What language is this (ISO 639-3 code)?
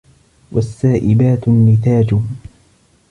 ara